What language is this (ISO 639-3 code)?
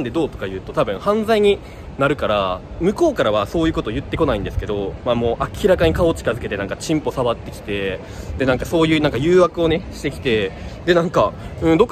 jpn